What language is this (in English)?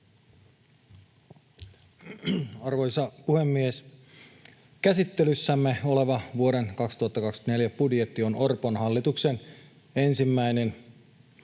Finnish